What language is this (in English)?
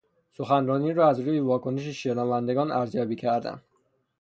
Persian